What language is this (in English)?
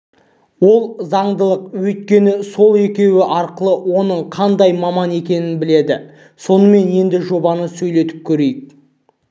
Kazakh